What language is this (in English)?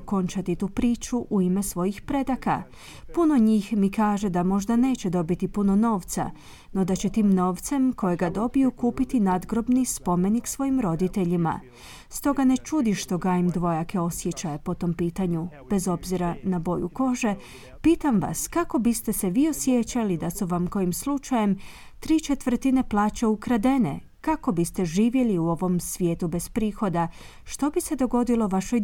Croatian